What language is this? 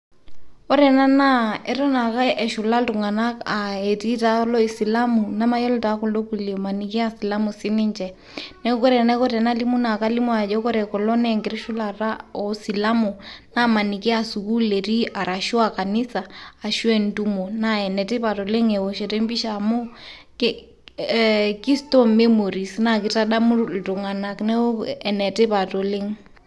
Masai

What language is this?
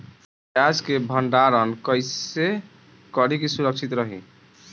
Bhojpuri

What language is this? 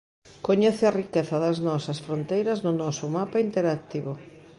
Galician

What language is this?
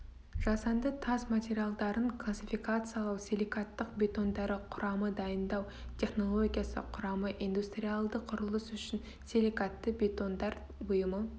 Kazakh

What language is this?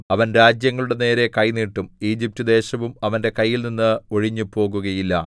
Malayalam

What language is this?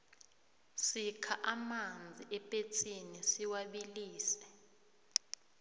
South Ndebele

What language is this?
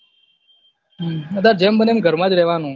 Gujarati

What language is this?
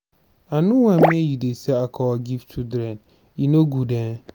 Nigerian Pidgin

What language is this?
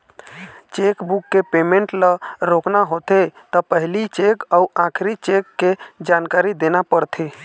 Chhattisgarhi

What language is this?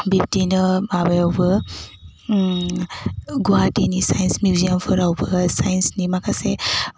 Bodo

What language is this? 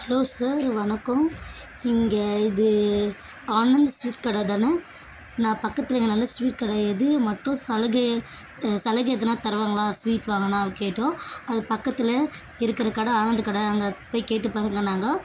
Tamil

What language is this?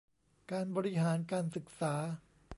Thai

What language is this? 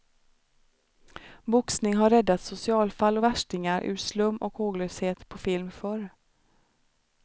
Swedish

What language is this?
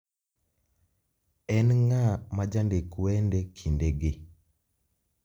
Luo (Kenya and Tanzania)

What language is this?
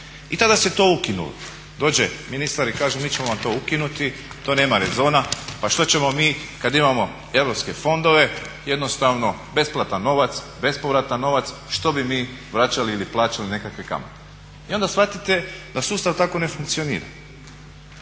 Croatian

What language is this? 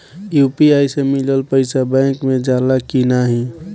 Bhojpuri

